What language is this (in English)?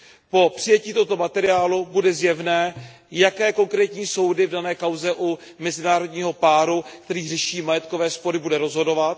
Czech